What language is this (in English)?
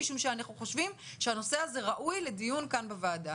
Hebrew